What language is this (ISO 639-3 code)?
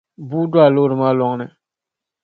dag